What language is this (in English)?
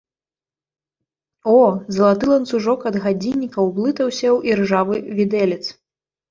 Belarusian